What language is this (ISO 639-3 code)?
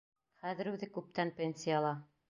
bak